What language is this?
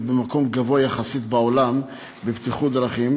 Hebrew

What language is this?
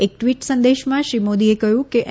Gujarati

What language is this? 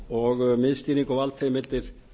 Icelandic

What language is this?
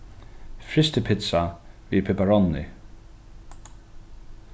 Faroese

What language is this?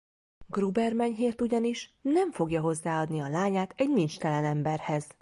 Hungarian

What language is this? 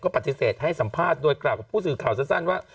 Thai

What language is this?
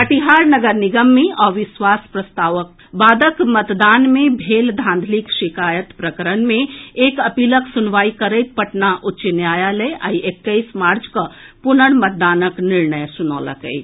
Maithili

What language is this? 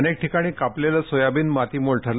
Marathi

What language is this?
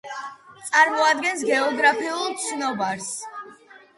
Georgian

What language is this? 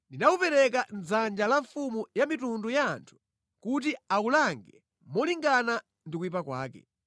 Nyanja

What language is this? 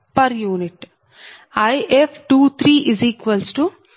Telugu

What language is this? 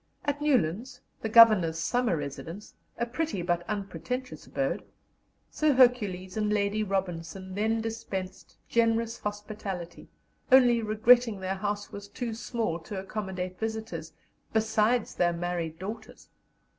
English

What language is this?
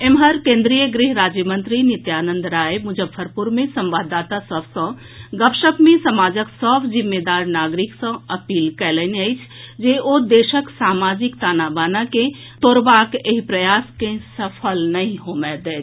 Maithili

